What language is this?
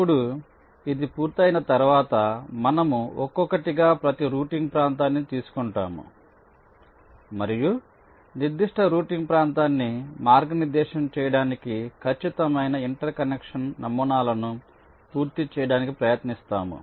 Telugu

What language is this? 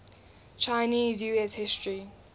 English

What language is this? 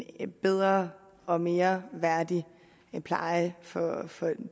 Danish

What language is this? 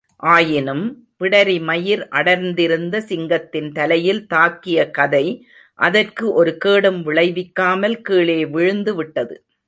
Tamil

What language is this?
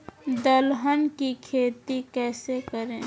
Magahi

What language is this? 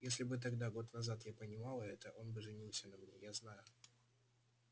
Russian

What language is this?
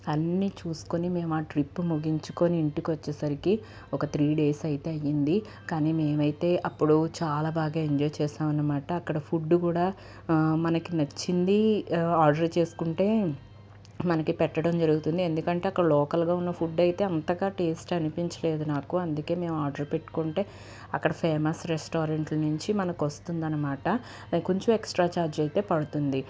Telugu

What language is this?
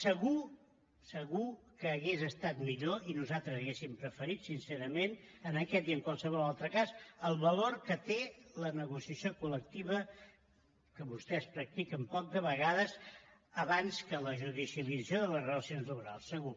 Catalan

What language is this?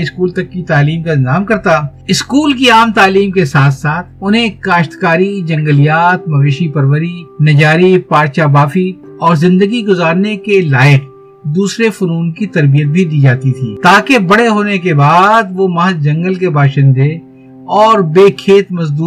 Urdu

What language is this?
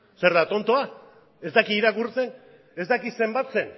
Basque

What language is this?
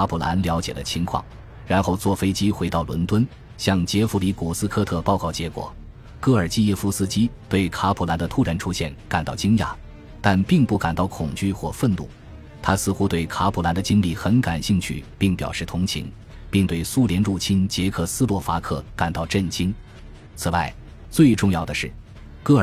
Chinese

